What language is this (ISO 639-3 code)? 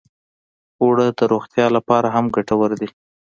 pus